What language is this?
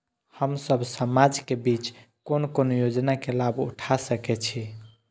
Maithili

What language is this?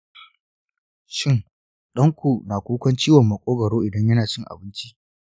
Hausa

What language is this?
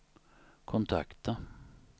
Swedish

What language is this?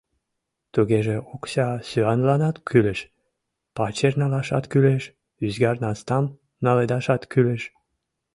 Mari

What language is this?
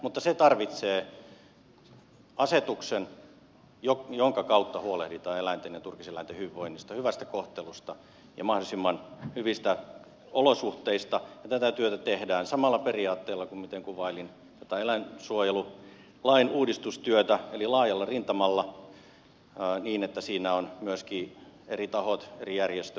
Finnish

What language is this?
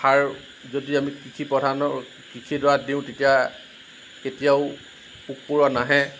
Assamese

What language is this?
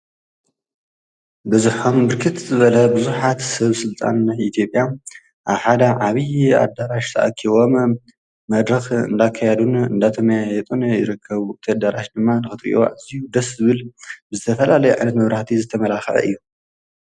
Tigrinya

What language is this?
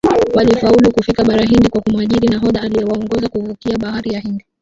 Swahili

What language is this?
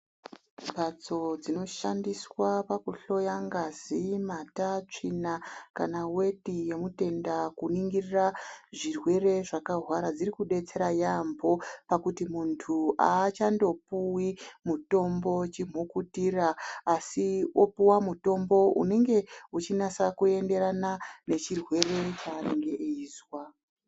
Ndau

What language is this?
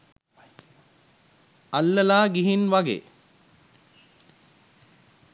Sinhala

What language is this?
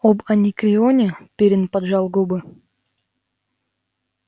Russian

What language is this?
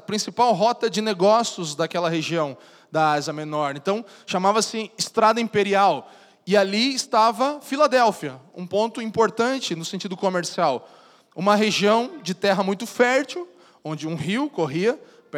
Portuguese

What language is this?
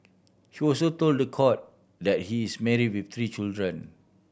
English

